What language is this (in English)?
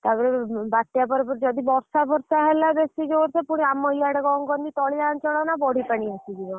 Odia